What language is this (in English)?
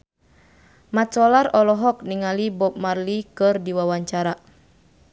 Sundanese